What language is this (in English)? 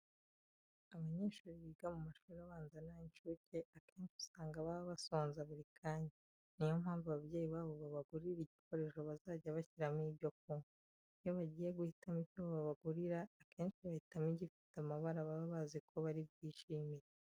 Kinyarwanda